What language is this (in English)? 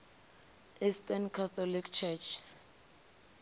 Venda